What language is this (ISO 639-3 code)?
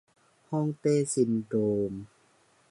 tha